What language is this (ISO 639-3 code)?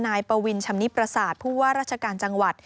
tha